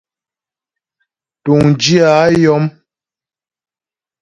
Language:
Ghomala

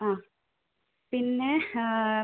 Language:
Malayalam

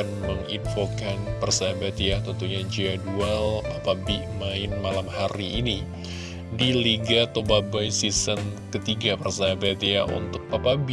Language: Indonesian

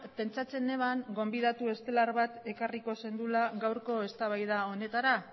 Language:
Basque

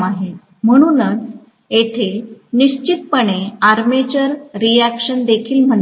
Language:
Marathi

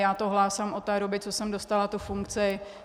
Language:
Czech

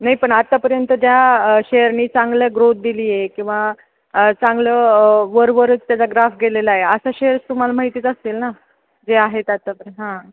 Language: Marathi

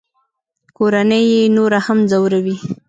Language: Pashto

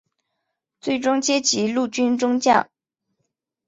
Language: Chinese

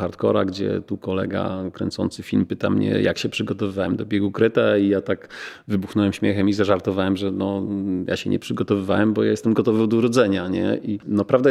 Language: Polish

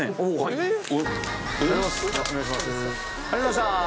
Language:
Japanese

